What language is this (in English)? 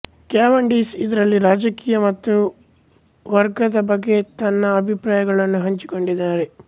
Kannada